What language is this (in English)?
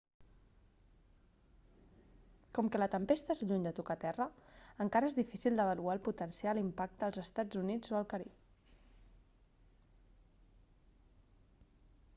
Catalan